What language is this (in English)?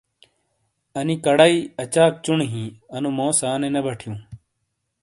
Shina